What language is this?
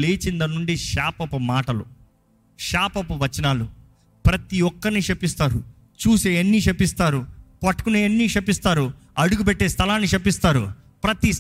Telugu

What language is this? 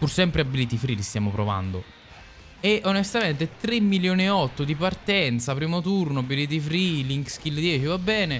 Italian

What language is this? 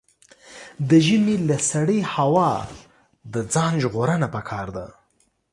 Pashto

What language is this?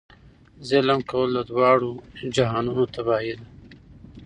Pashto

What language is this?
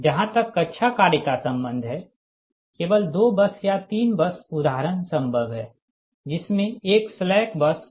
Hindi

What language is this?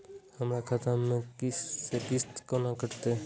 Maithili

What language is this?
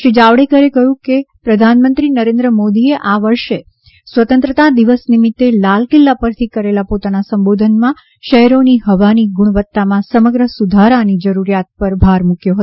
Gujarati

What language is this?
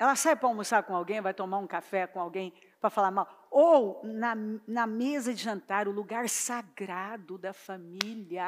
Portuguese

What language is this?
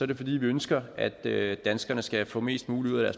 Danish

